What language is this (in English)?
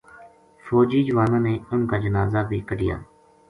Gujari